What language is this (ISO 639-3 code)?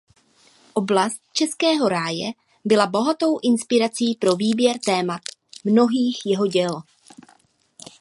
ces